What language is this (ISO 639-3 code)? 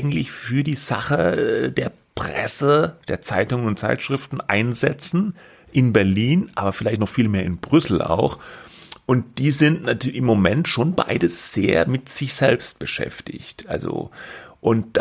deu